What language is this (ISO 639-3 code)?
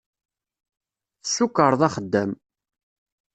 kab